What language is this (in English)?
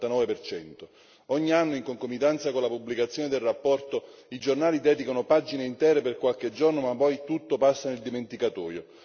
Italian